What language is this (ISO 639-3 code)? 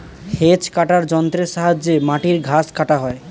ben